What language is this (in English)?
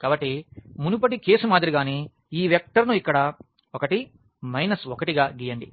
Telugu